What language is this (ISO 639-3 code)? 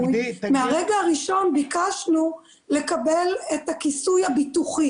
heb